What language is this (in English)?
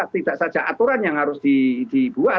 Indonesian